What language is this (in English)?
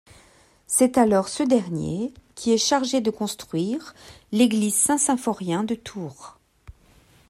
French